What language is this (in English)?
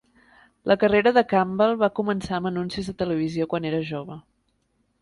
Catalan